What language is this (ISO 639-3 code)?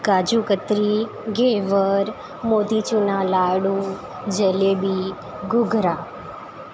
guj